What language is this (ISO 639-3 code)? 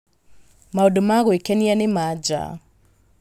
kik